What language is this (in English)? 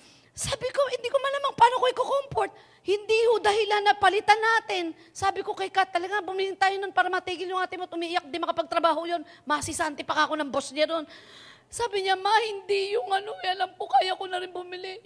Filipino